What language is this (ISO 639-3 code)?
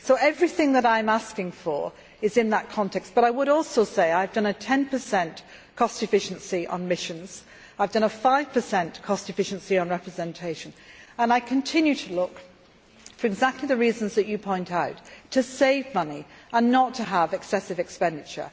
eng